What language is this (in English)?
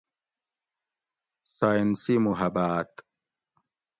Gawri